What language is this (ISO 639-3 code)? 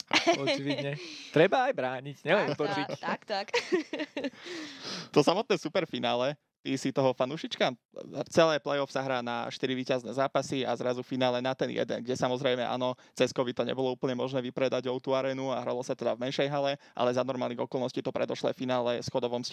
slk